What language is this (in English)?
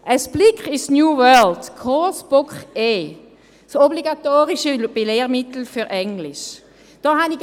Swiss German